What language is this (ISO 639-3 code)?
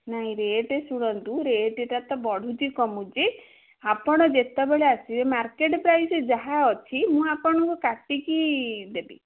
ori